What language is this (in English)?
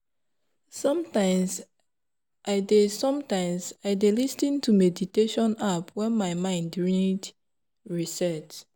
Nigerian Pidgin